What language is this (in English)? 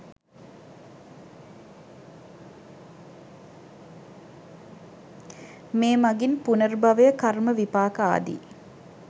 Sinhala